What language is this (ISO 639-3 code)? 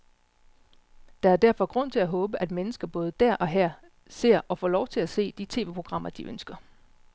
dan